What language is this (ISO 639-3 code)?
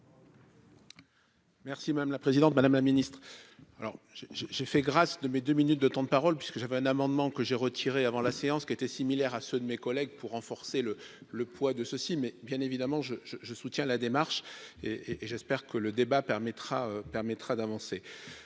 fra